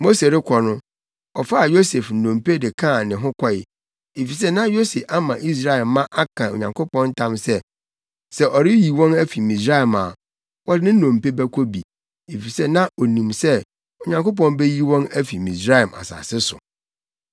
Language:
Akan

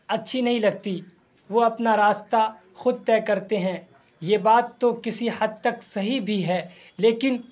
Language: Urdu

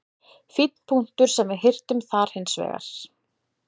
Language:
Icelandic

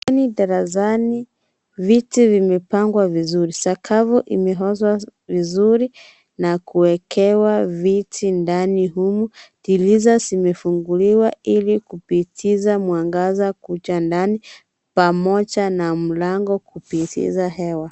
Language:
Swahili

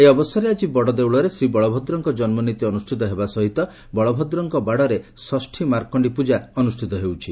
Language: Odia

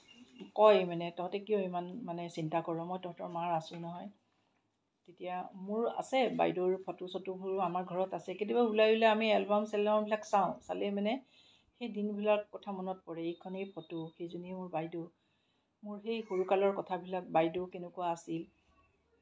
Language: Assamese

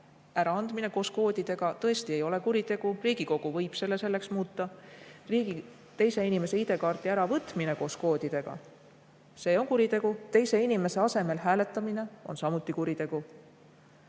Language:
Estonian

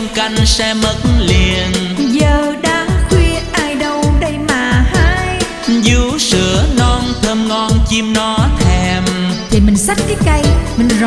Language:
Vietnamese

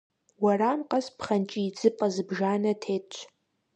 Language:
Kabardian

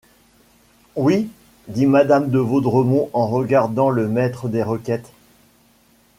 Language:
French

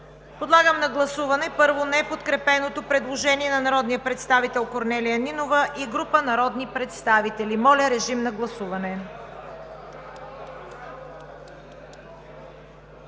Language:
Bulgarian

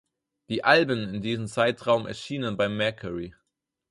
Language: German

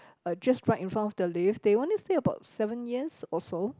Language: English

